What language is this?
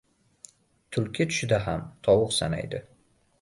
Uzbek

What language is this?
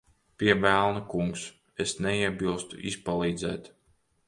Latvian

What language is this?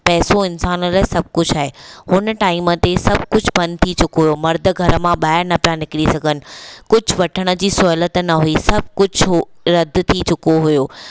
Sindhi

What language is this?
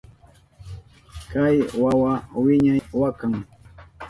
Southern Pastaza Quechua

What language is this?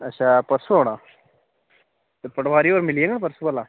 Dogri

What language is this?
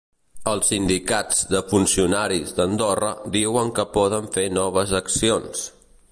Catalan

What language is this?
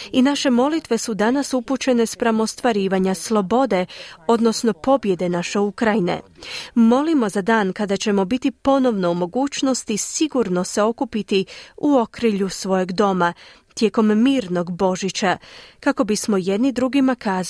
Croatian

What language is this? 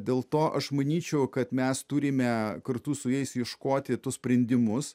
Lithuanian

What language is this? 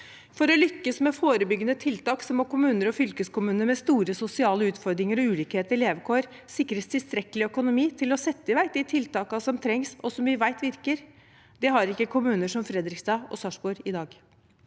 Norwegian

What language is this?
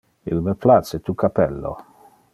Interlingua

